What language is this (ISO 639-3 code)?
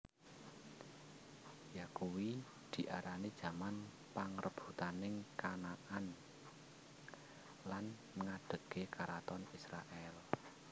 jav